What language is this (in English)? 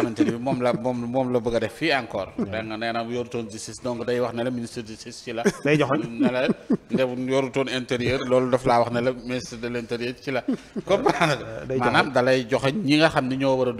French